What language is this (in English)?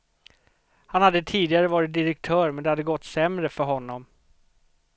Swedish